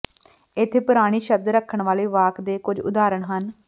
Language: Punjabi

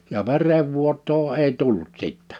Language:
Finnish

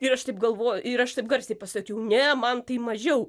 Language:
Lithuanian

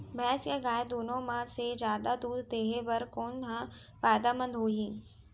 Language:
Chhattisgarhi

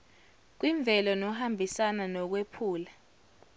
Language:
Zulu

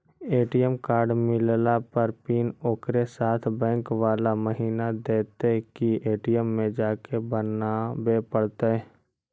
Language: Magahi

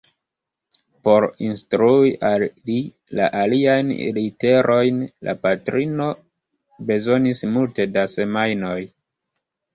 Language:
Esperanto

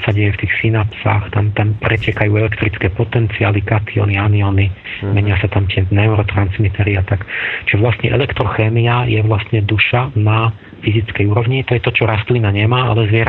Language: Slovak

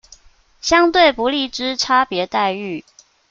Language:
Chinese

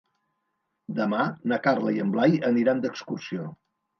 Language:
Catalan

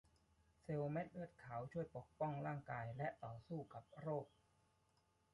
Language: Thai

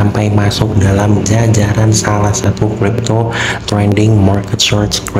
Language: Indonesian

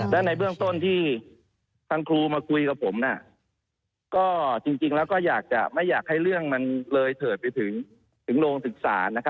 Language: Thai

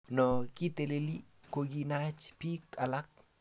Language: Kalenjin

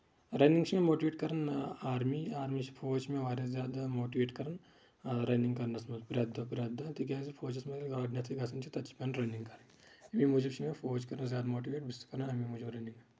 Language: Kashmiri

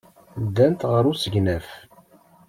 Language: Kabyle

